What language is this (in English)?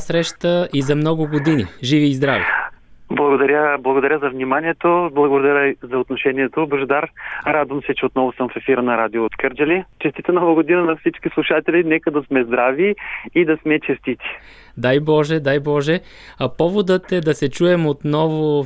Bulgarian